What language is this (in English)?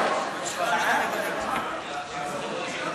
Hebrew